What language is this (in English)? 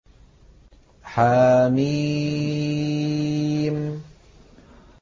Arabic